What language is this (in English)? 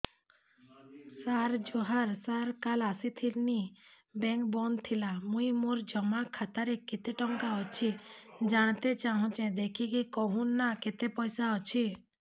Odia